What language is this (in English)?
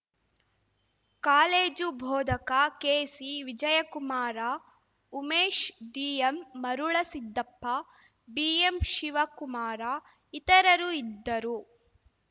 Kannada